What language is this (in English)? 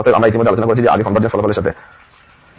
Bangla